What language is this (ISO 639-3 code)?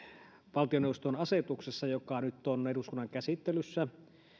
fin